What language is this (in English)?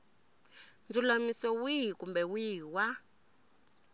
Tsonga